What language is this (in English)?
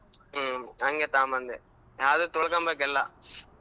Kannada